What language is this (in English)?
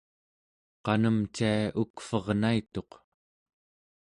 Central Yupik